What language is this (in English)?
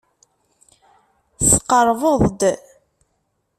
Kabyle